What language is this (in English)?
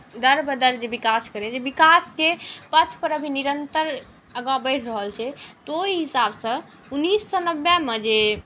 Maithili